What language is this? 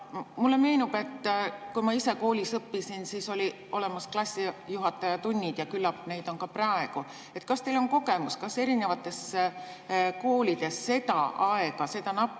Estonian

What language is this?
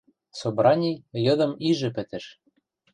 Western Mari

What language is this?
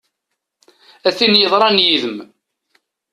Kabyle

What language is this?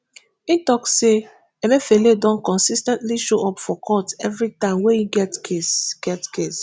Nigerian Pidgin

